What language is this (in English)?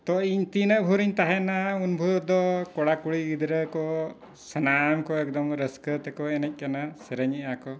Santali